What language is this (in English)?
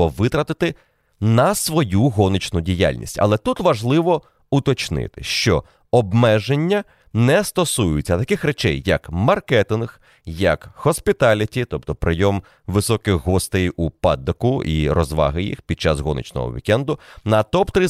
Ukrainian